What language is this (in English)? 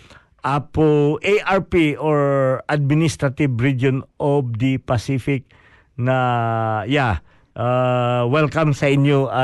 Filipino